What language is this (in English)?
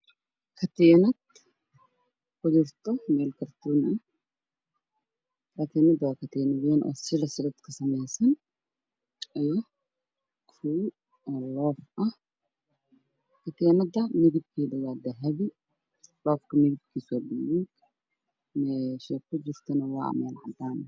Somali